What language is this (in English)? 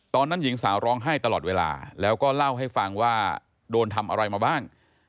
Thai